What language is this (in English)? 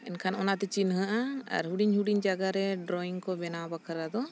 Santali